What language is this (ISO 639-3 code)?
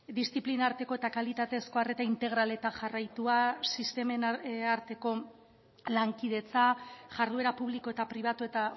eus